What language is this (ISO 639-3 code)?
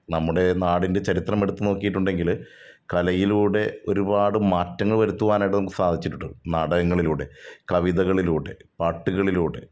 mal